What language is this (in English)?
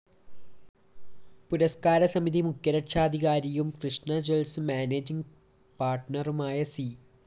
Malayalam